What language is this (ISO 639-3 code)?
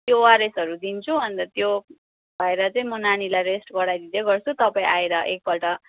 nep